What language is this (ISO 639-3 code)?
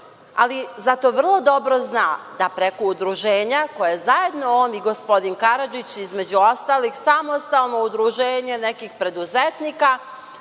srp